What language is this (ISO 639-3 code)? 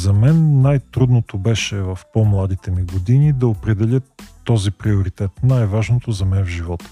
bul